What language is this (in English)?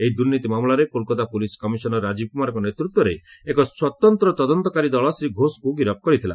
Odia